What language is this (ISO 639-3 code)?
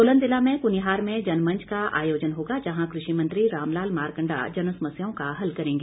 hin